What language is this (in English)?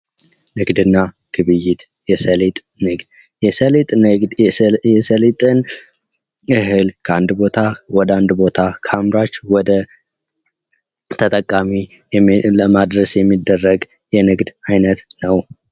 Amharic